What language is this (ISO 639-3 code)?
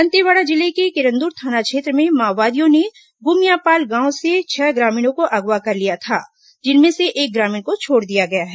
hin